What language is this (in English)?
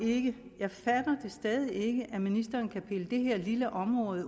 Danish